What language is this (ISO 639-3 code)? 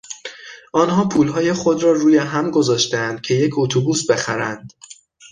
fas